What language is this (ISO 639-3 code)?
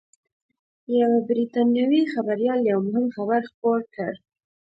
pus